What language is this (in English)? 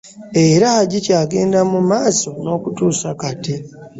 Ganda